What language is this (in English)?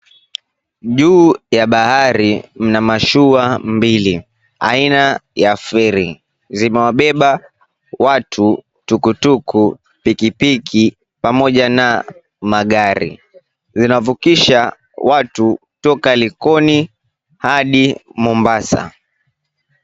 Swahili